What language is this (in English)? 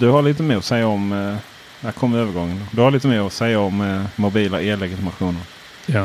Swedish